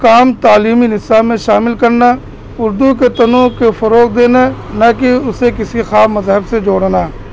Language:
Urdu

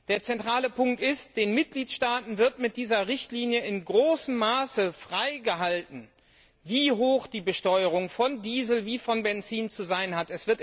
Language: German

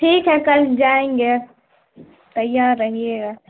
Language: Urdu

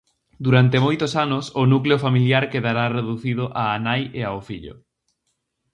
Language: Galician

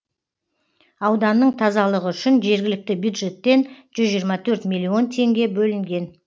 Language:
Kazakh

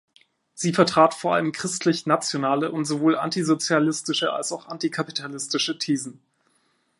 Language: German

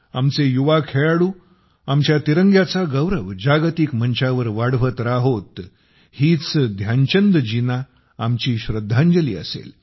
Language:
Marathi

